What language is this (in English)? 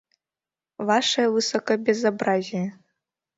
Mari